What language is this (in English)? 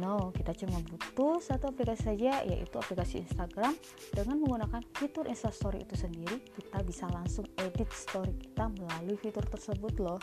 Indonesian